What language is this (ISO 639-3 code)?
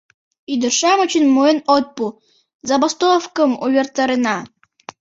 chm